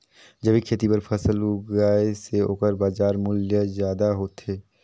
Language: Chhattisgarhi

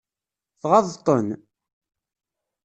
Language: Kabyle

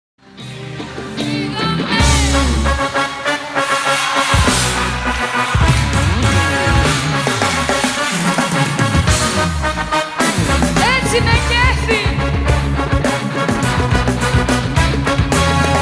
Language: Greek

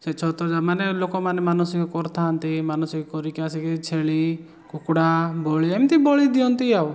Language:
Odia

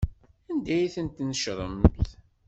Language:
Kabyle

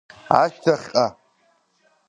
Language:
Abkhazian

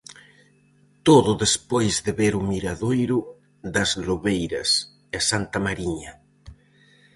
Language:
Galician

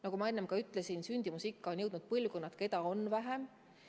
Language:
Estonian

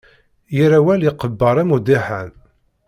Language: Kabyle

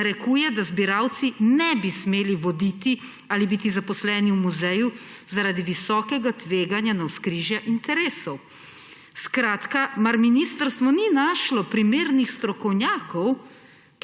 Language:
Slovenian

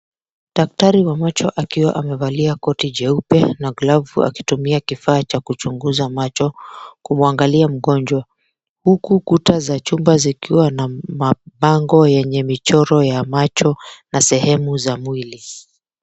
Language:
Swahili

